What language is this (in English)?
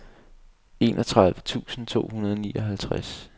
Danish